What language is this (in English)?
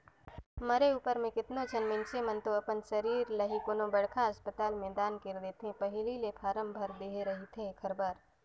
Chhattisgarhi